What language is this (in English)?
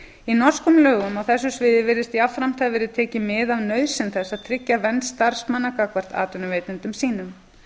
Icelandic